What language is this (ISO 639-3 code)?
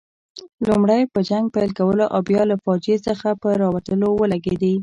pus